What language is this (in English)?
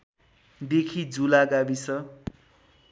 Nepali